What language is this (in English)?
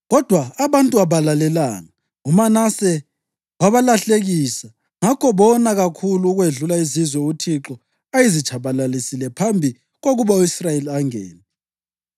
North Ndebele